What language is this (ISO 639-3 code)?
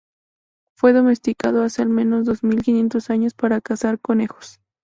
spa